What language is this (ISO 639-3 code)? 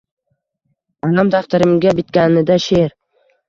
uzb